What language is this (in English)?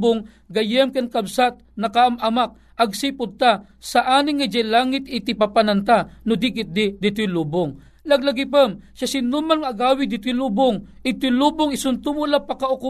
Filipino